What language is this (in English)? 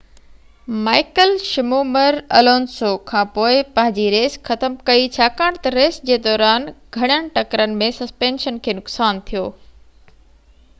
Sindhi